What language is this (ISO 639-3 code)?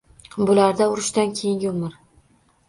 uzb